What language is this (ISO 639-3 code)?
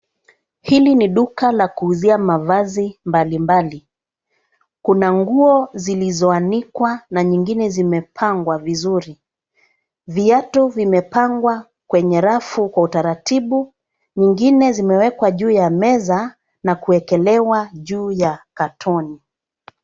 swa